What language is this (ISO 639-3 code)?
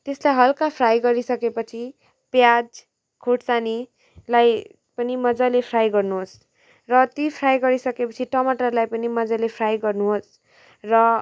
nep